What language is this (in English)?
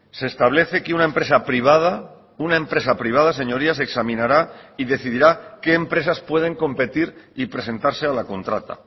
Spanish